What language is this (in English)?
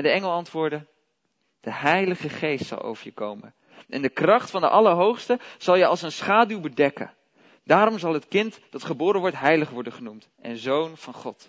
Dutch